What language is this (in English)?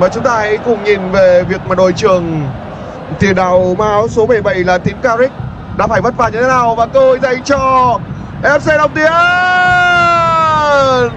Vietnamese